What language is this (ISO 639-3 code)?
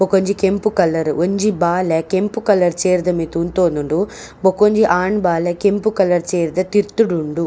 tcy